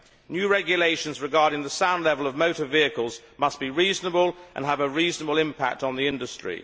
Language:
English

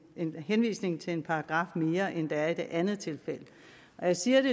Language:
Danish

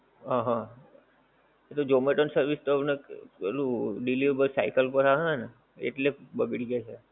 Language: Gujarati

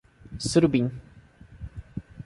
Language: Portuguese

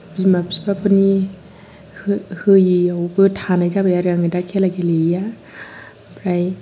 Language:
Bodo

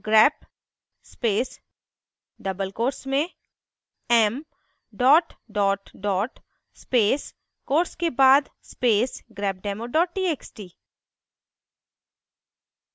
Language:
Hindi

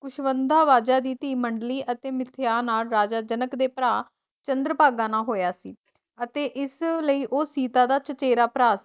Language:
Punjabi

